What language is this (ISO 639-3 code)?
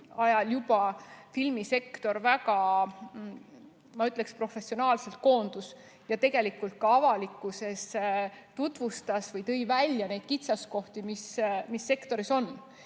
est